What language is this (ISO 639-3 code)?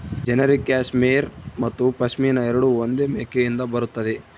kan